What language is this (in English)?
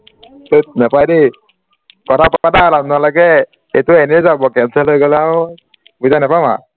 Assamese